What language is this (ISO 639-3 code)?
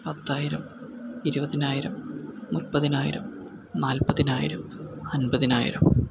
mal